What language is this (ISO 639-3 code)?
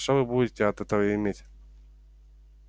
rus